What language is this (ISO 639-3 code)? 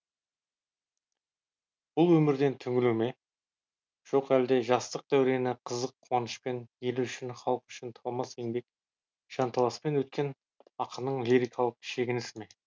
kaz